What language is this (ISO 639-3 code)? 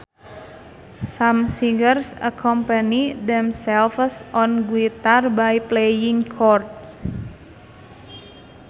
sun